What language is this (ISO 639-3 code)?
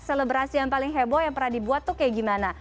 ind